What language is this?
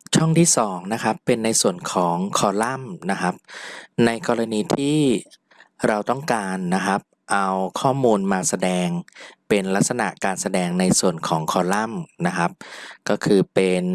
Thai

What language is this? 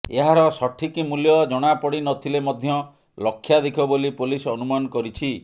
Odia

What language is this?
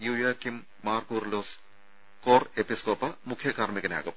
Malayalam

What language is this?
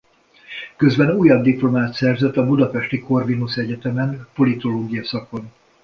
Hungarian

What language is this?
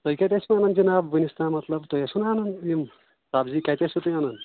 Kashmiri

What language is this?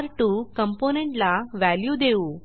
Marathi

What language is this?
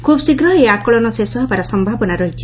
Odia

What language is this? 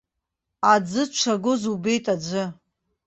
Abkhazian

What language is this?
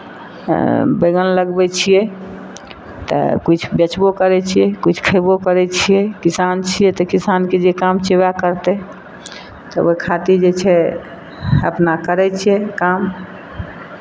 Maithili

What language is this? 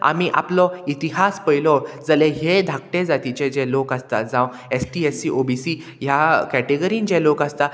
Konkani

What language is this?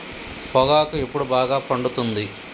Telugu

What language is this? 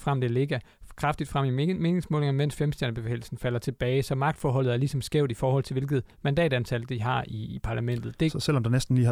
Danish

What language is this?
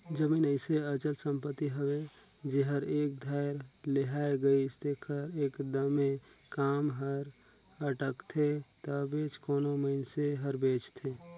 Chhattisgarhi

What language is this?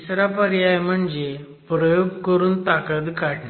Marathi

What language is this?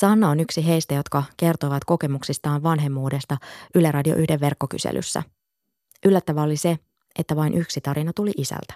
Finnish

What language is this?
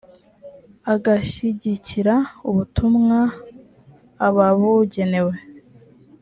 Kinyarwanda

